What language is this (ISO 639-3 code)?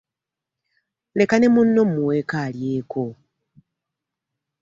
lug